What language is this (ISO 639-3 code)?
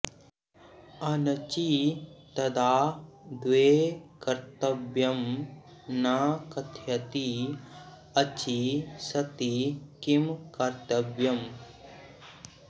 san